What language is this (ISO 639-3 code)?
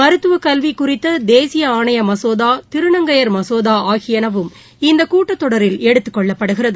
tam